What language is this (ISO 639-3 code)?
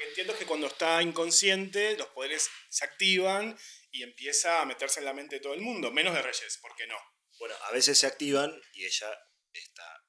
spa